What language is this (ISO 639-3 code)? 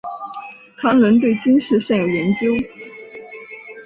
zho